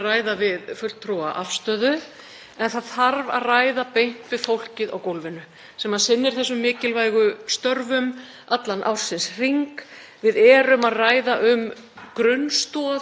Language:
Icelandic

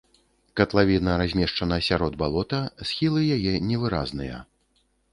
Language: Belarusian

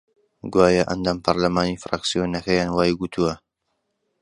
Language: Central Kurdish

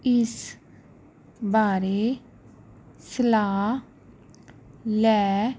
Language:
Punjabi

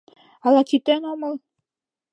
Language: Mari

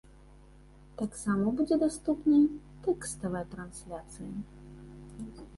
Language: Belarusian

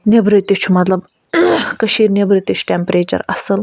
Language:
Kashmiri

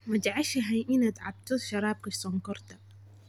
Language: Somali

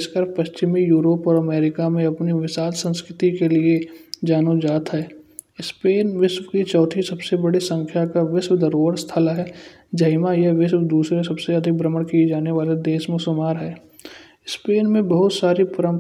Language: Kanauji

